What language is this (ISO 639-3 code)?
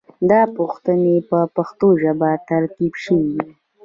pus